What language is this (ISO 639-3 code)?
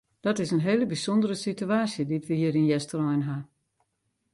fry